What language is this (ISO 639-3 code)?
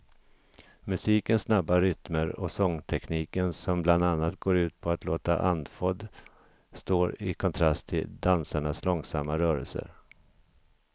swe